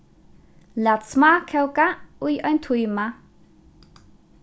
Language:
Faroese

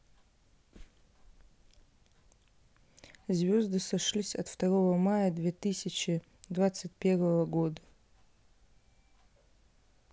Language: Russian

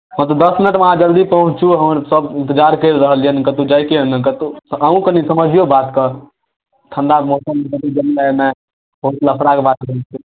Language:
Maithili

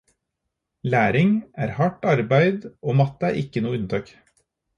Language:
Norwegian Bokmål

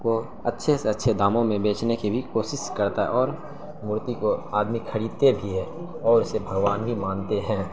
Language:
Urdu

